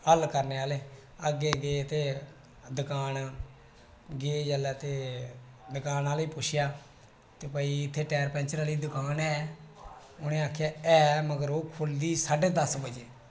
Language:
Dogri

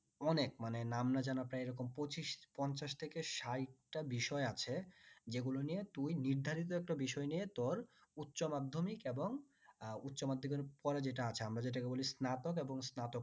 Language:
Bangla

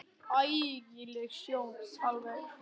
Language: Icelandic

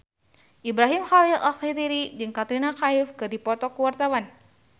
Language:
Sundanese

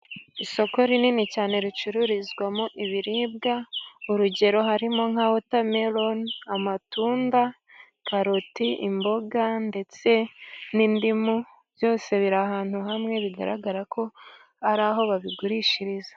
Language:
Kinyarwanda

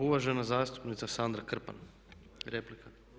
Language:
Croatian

